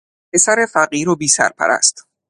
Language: Persian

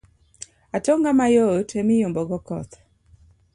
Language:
Luo (Kenya and Tanzania)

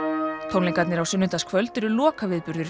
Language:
Icelandic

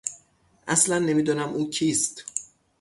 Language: Persian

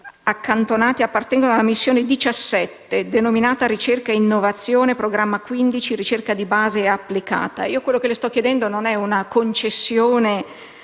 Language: Italian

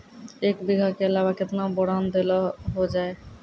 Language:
Maithili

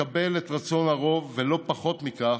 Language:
Hebrew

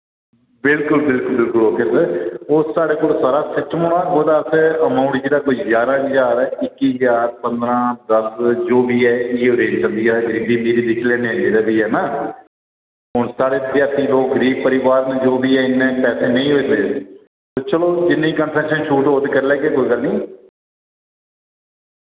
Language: Dogri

